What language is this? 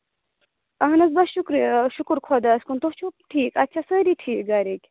Kashmiri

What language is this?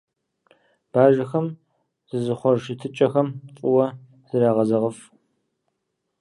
Kabardian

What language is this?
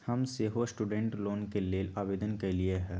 Magahi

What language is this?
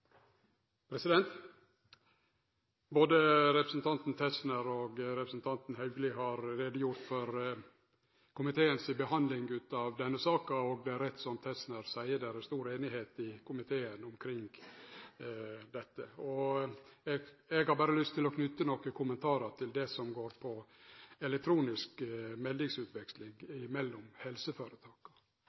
Norwegian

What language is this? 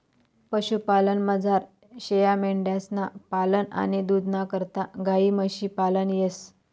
Marathi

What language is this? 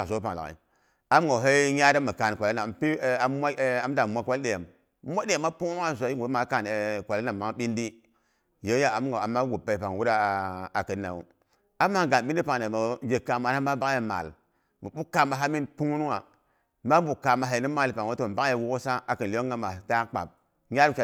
Boghom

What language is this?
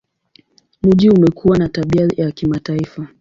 Swahili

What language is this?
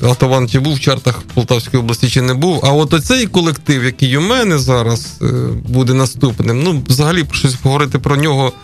Ukrainian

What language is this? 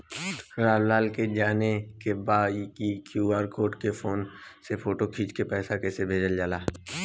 Bhojpuri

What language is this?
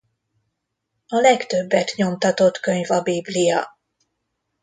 Hungarian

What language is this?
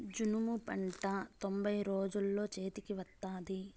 Telugu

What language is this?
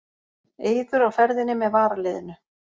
Icelandic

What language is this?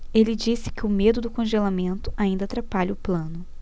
Portuguese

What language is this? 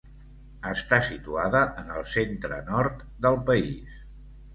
Catalan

